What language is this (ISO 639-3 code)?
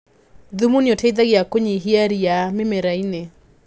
kik